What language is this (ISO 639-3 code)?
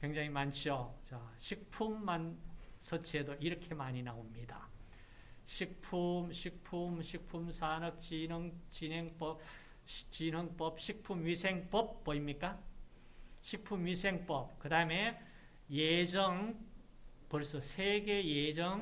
kor